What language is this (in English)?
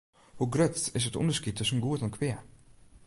Western Frisian